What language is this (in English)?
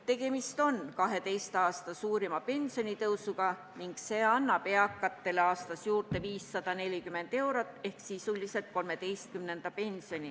Estonian